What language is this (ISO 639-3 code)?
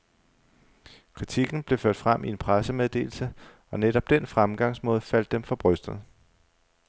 dan